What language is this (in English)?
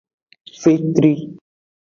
Aja (Benin)